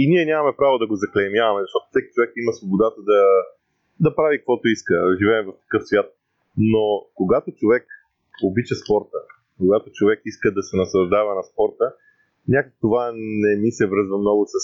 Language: Bulgarian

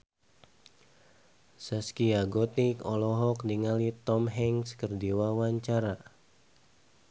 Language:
Sundanese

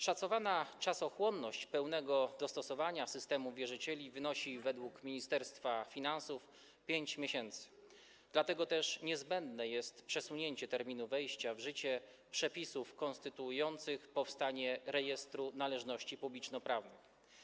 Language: Polish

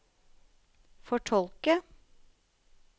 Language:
Norwegian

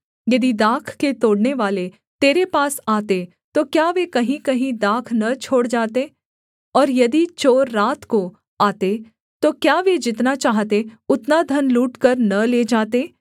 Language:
Hindi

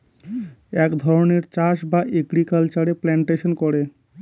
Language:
Bangla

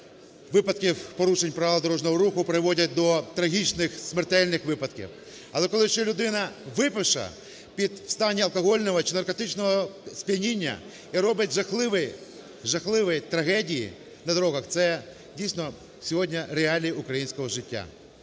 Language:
Ukrainian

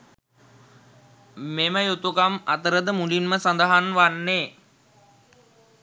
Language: Sinhala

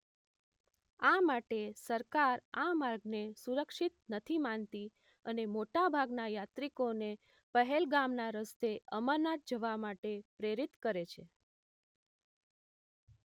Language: Gujarati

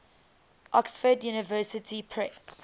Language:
English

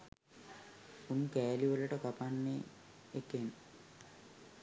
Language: Sinhala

